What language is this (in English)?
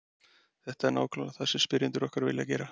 Icelandic